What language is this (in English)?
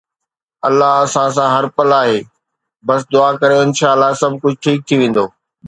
Sindhi